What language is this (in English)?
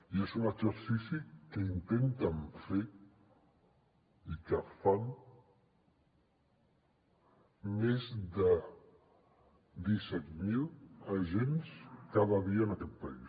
Catalan